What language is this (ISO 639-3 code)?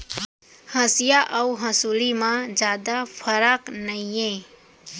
hne